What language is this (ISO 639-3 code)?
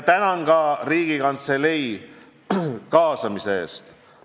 est